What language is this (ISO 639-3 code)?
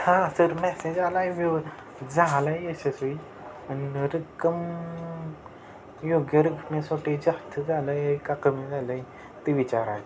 mar